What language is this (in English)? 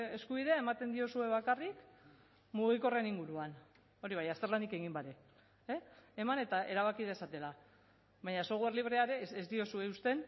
Basque